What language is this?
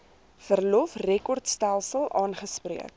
Afrikaans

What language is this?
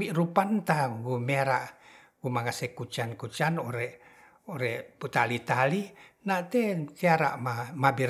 Ratahan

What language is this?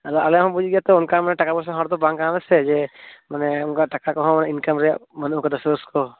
Santali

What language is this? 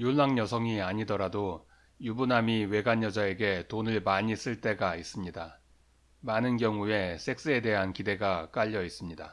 Korean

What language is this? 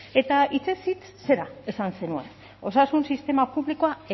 Basque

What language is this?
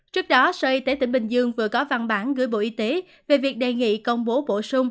Vietnamese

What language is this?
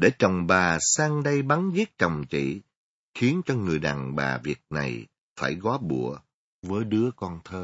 Vietnamese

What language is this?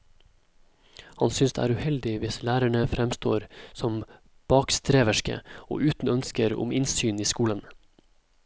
Norwegian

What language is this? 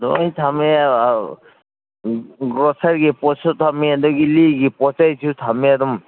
Manipuri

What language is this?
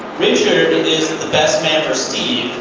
English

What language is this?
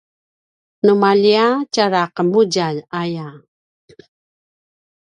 Paiwan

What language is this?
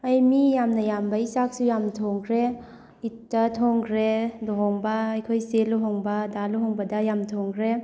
Manipuri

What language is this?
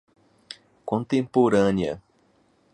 Portuguese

